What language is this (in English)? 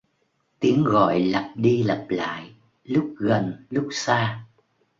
Vietnamese